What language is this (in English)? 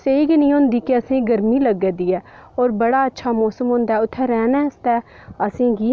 Dogri